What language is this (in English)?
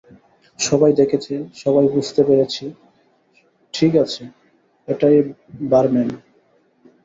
Bangla